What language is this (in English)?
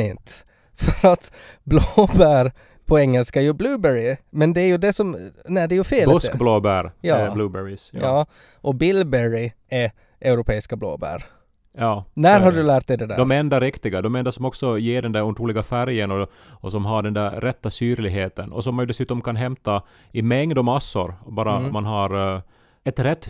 Swedish